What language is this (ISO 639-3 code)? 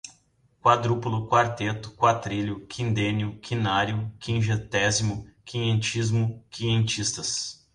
por